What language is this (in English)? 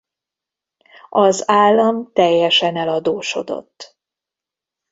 Hungarian